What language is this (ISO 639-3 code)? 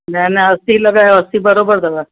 snd